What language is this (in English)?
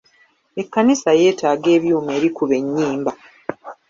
Ganda